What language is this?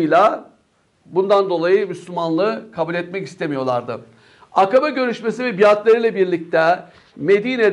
Turkish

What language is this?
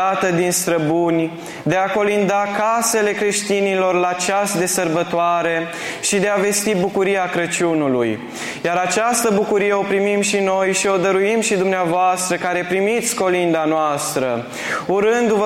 Romanian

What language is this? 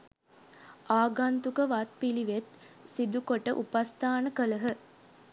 Sinhala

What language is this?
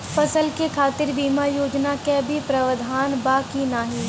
Bhojpuri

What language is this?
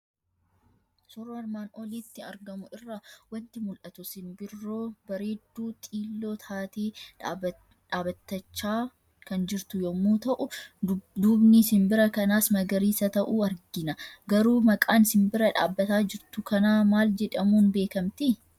Oromo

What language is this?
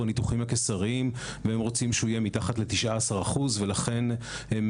Hebrew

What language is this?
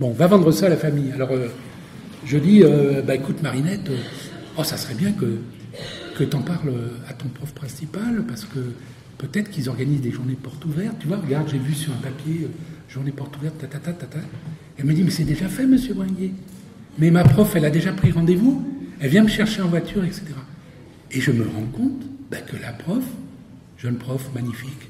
French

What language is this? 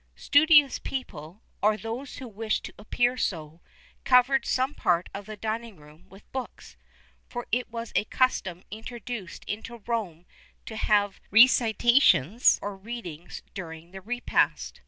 English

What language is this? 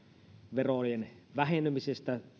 Finnish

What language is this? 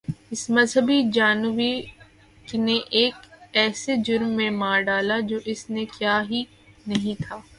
Urdu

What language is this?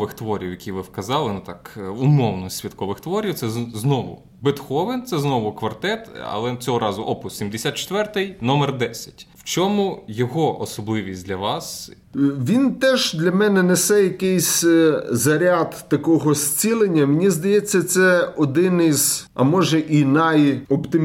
Ukrainian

